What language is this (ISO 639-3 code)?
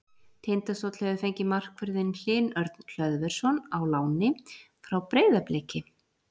isl